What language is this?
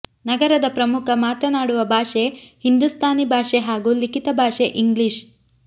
Kannada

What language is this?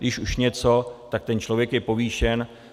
Czech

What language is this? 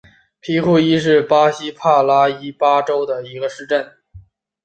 Chinese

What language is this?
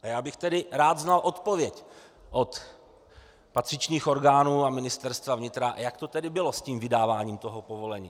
Czech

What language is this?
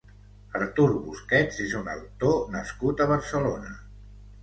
Catalan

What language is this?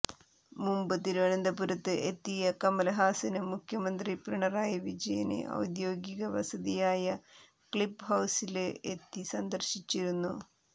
Malayalam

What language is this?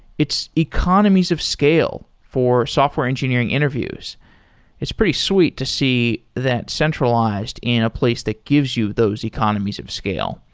English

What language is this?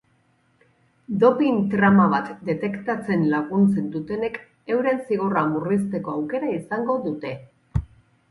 Basque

